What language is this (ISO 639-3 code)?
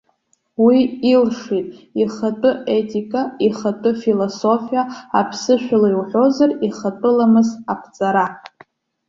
abk